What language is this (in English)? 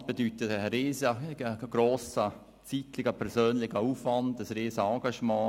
Swiss German